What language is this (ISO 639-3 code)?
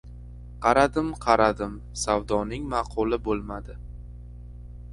uzb